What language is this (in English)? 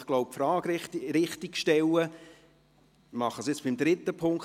Swiss German